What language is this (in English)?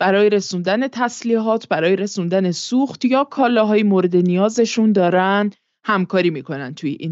Persian